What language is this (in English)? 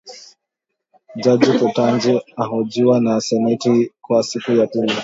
Swahili